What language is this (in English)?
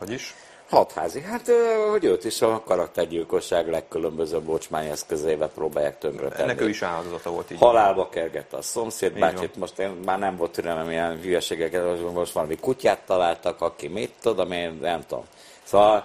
Hungarian